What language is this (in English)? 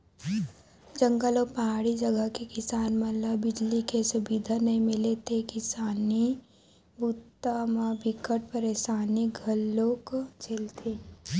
Chhattisgarhi